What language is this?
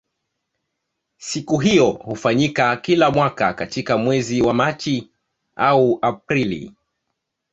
Swahili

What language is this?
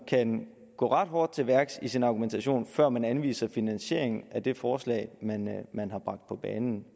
Danish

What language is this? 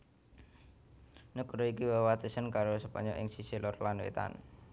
Javanese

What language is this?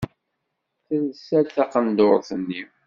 Kabyle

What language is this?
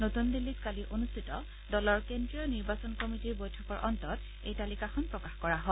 Assamese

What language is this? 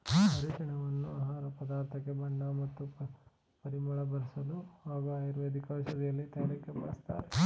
Kannada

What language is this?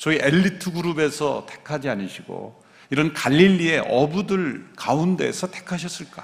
Korean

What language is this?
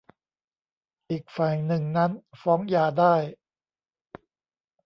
Thai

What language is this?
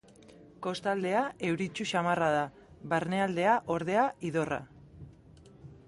Basque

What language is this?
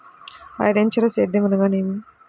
Telugu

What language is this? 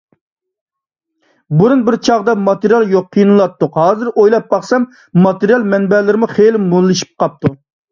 Uyghur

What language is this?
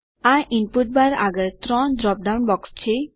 Gujarati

